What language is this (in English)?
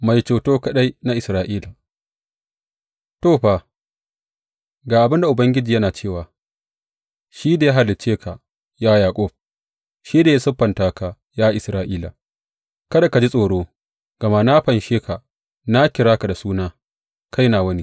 Hausa